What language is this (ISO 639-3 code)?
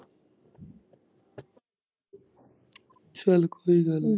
pan